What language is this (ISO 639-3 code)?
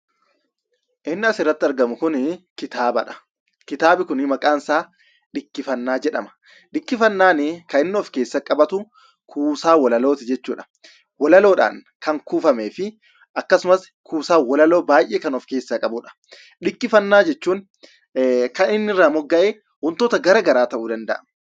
orm